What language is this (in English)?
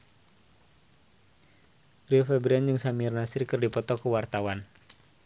Sundanese